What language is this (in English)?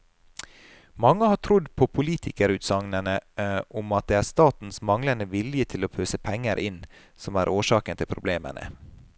Norwegian